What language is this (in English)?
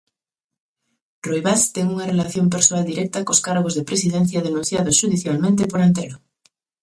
Galician